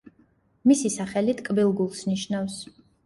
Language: Georgian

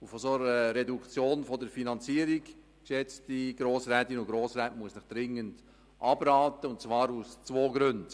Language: Swiss German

